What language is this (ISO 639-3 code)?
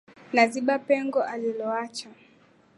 swa